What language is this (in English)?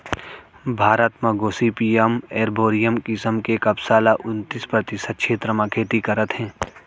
Chhattisgarhi